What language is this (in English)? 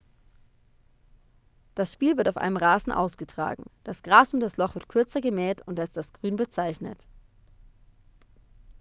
German